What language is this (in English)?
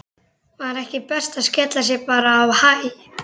Icelandic